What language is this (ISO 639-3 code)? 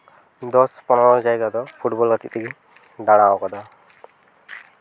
sat